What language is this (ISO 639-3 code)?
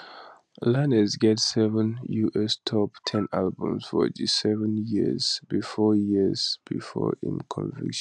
pcm